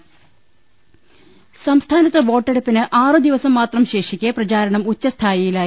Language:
Malayalam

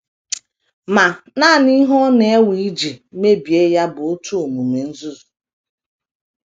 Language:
Igbo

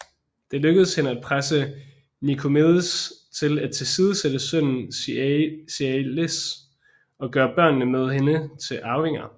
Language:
Danish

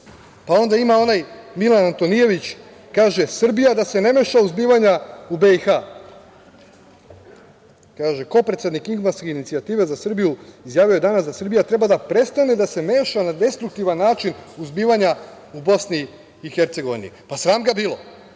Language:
Serbian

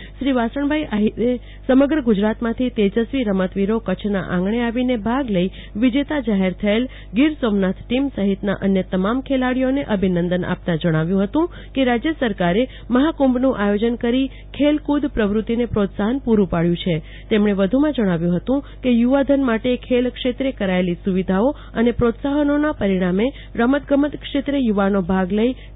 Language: Gujarati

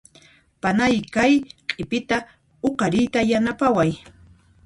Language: Puno Quechua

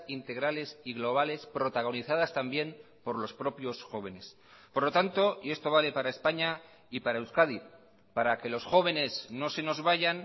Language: Spanish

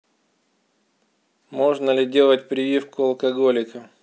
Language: Russian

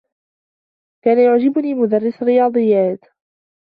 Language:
Arabic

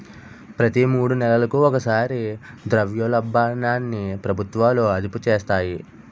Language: Telugu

